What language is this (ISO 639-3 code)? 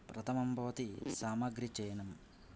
san